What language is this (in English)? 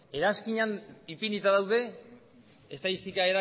Basque